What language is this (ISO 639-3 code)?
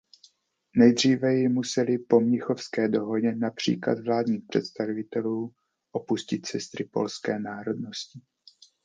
ces